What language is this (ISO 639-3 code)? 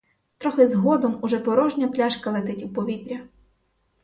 ukr